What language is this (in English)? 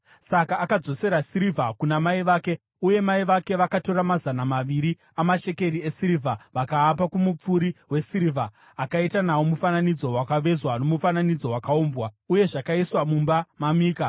Shona